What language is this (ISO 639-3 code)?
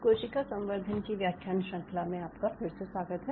hin